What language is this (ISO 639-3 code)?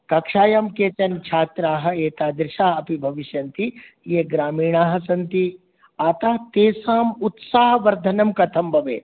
san